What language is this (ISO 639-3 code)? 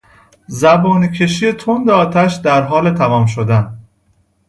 fas